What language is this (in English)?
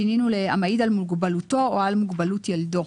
Hebrew